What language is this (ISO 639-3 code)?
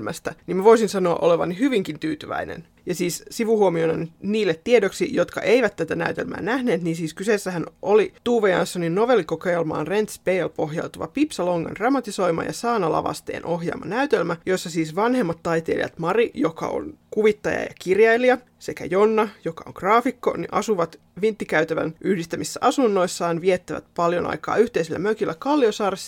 fin